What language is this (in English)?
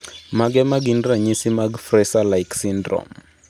Luo (Kenya and Tanzania)